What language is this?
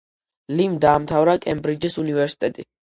Georgian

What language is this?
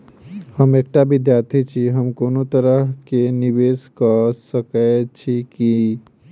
Maithili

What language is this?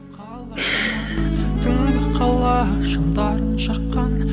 Kazakh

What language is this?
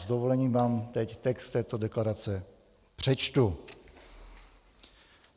Czech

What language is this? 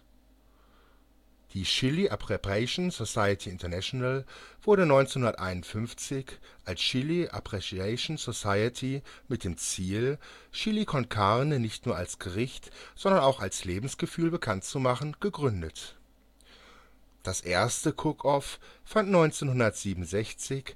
German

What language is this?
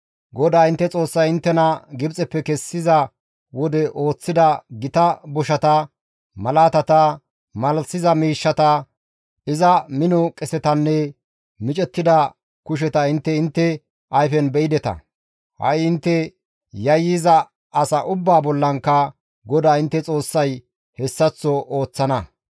Gamo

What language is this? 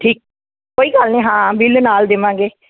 Punjabi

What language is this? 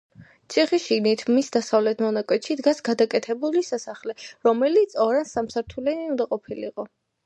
Georgian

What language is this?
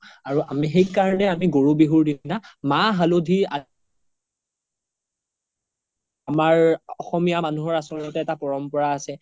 Assamese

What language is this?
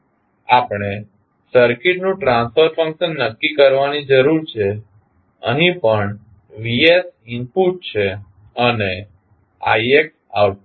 Gujarati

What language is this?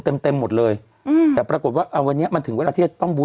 Thai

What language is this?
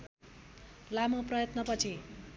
Nepali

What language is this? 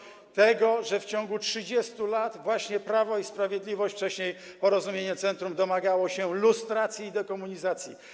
Polish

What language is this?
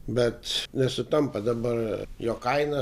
Lithuanian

